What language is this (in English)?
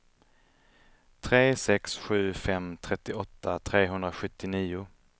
Swedish